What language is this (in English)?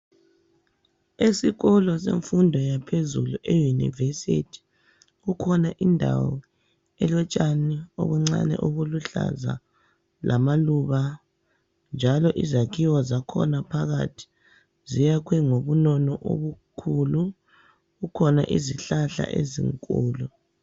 North Ndebele